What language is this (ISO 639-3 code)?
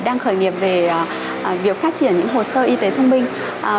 vie